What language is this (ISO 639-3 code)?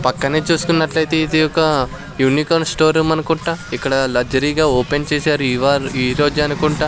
tel